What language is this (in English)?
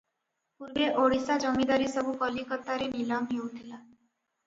Odia